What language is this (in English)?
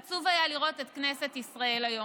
Hebrew